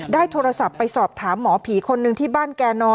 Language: Thai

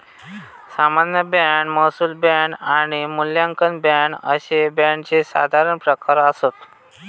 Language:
Marathi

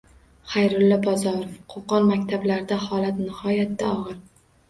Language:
Uzbek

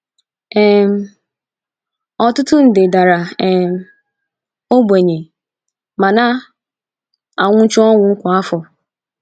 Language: Igbo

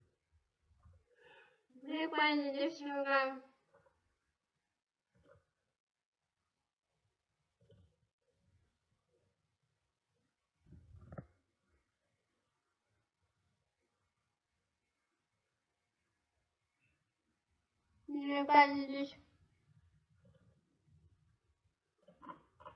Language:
Russian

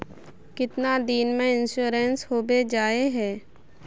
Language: Magahi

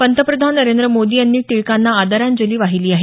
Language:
Marathi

